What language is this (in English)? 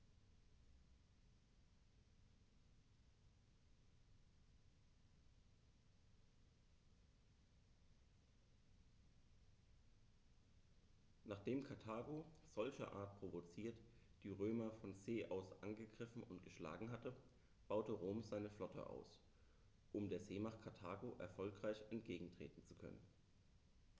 German